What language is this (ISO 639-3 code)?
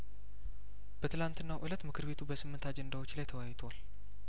amh